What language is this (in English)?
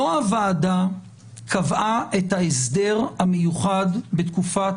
Hebrew